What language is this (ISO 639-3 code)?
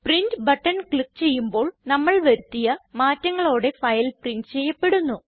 mal